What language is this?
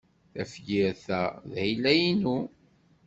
Kabyle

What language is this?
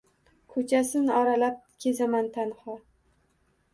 Uzbek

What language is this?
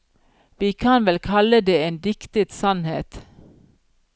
Norwegian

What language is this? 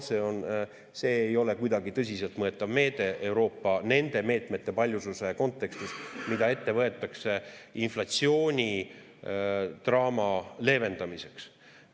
Estonian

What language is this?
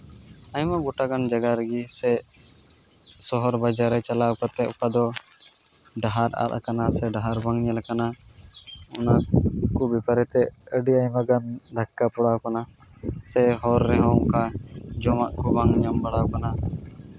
Santali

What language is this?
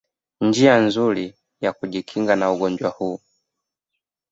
Swahili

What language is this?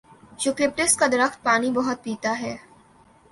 Urdu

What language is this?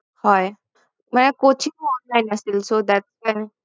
Assamese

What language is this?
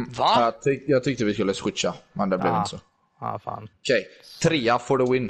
Swedish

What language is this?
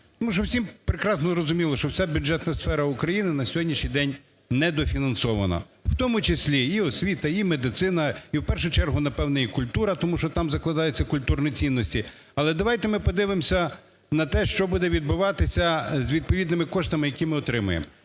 Ukrainian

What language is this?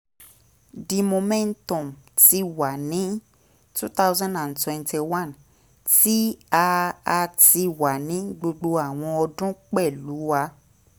Yoruba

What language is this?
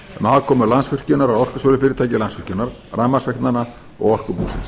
Icelandic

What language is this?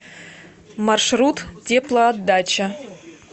Russian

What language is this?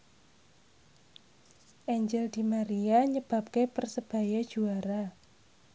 Javanese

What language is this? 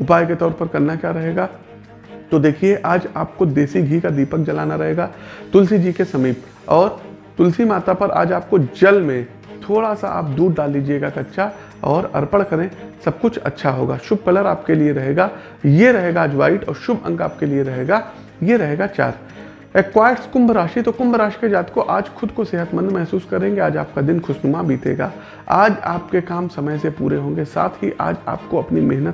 Hindi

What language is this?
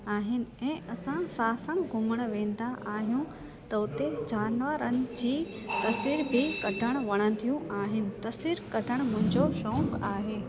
Sindhi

